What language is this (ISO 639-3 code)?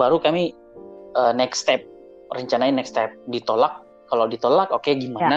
ind